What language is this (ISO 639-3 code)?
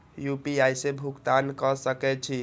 mai